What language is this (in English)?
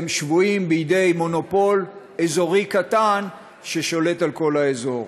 Hebrew